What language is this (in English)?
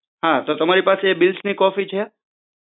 Gujarati